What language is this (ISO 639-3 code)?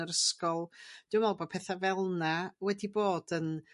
cym